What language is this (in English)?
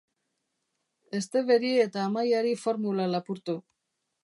Basque